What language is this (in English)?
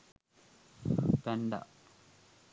Sinhala